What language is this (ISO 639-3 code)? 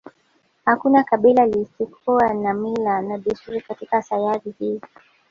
swa